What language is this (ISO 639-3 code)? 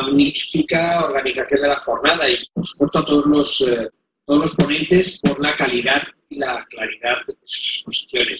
spa